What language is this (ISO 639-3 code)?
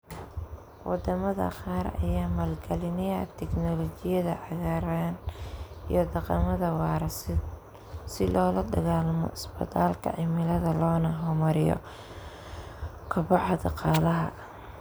som